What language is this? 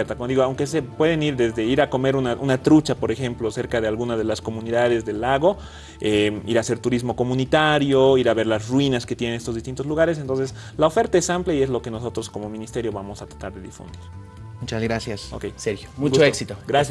Spanish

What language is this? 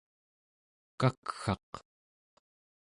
Central Yupik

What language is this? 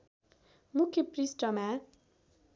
Nepali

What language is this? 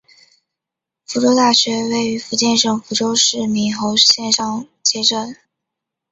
Chinese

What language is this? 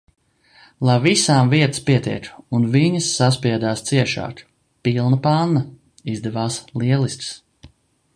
Latvian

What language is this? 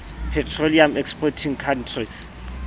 Southern Sotho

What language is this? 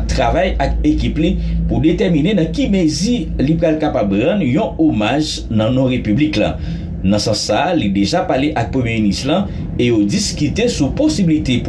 French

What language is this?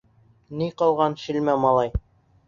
Bashkir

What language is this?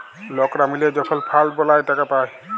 Bangla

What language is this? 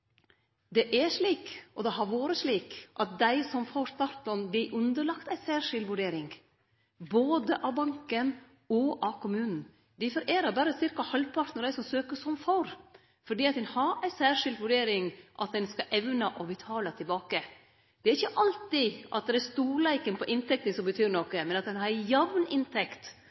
Norwegian Nynorsk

